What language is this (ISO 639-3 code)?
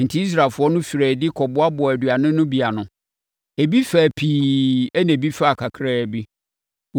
aka